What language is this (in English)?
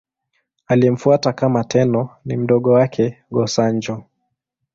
Swahili